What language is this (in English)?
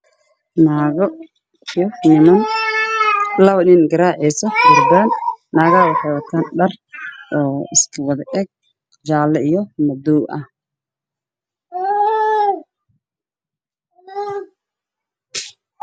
Somali